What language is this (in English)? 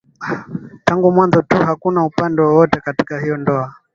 Swahili